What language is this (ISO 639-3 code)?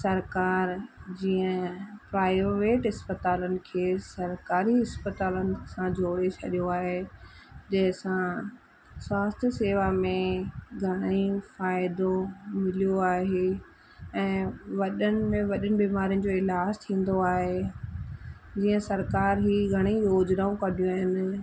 snd